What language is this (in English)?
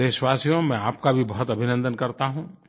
Hindi